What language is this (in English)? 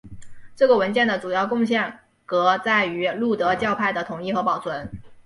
Chinese